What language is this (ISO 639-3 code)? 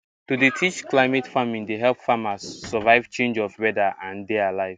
pcm